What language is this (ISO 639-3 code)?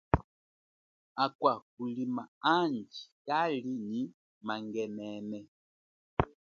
cjk